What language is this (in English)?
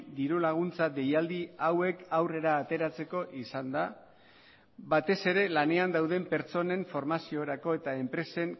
Basque